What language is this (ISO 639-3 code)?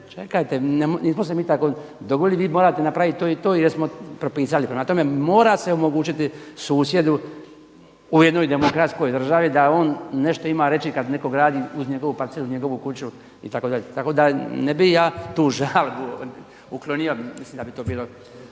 hrv